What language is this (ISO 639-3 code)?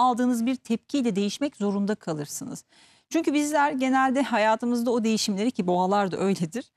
tur